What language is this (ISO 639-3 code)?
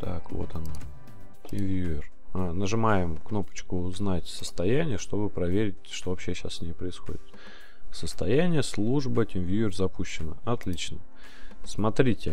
rus